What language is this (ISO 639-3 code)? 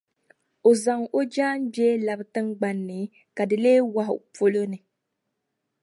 dag